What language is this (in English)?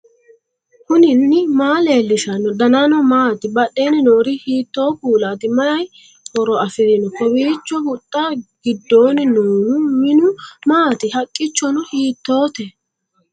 Sidamo